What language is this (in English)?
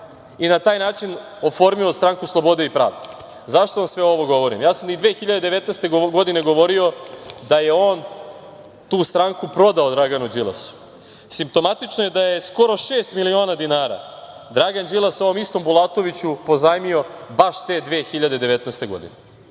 Serbian